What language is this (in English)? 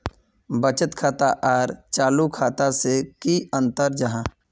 Magahi